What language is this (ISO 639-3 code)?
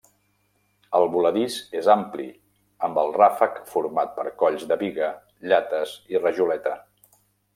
cat